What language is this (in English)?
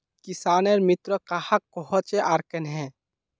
Magahi